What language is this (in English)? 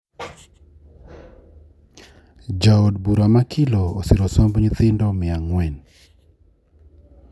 Luo (Kenya and Tanzania)